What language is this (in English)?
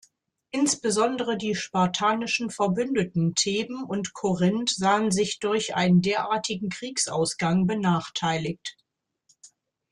German